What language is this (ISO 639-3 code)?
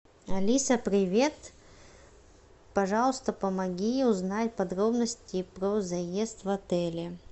rus